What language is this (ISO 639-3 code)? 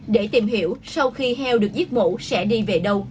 vie